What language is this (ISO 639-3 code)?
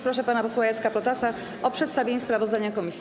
pol